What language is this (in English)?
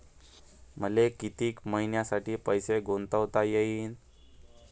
Marathi